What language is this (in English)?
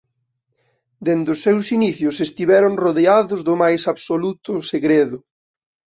Galician